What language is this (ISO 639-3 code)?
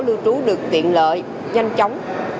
vie